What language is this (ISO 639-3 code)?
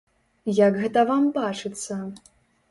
bel